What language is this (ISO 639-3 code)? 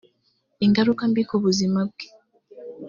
kin